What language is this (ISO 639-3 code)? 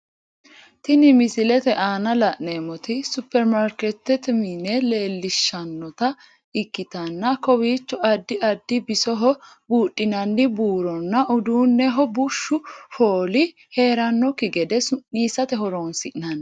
sid